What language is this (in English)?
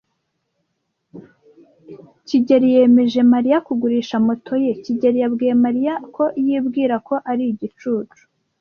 Kinyarwanda